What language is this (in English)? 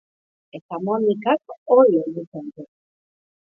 Basque